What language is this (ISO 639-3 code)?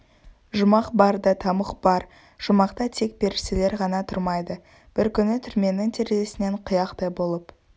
kaz